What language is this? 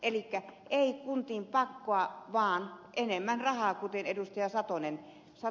Finnish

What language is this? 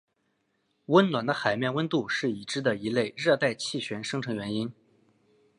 Chinese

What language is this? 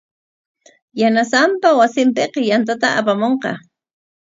Corongo Ancash Quechua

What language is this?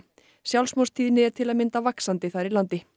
Icelandic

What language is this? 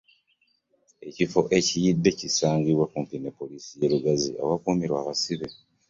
Ganda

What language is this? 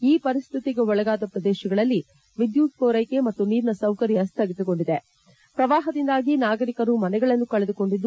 Kannada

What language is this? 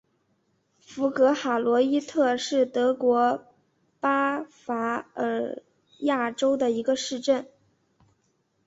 Chinese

